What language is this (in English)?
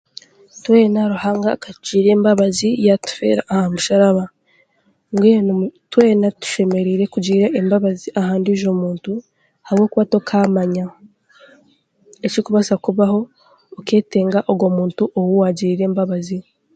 Chiga